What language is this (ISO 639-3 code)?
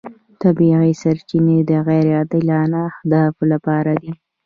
pus